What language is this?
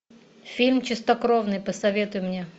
Russian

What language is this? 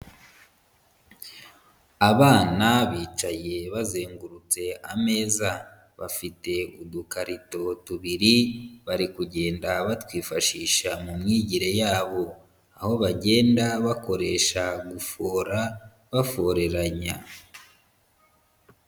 Kinyarwanda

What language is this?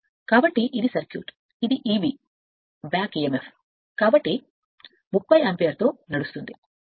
Telugu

